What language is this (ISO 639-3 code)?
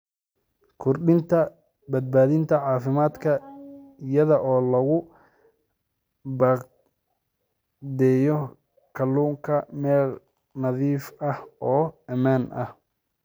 som